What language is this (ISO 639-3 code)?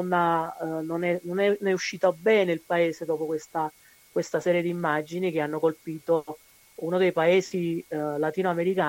ita